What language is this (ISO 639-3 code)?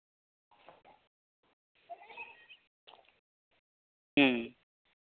sat